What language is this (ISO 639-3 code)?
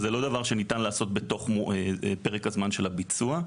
heb